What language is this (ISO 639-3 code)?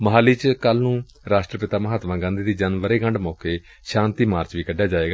pan